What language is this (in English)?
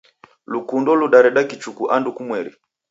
Taita